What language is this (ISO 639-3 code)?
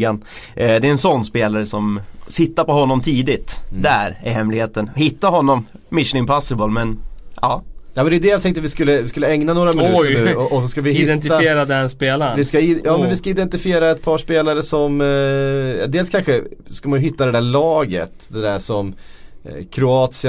swe